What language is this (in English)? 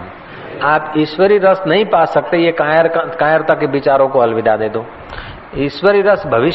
Hindi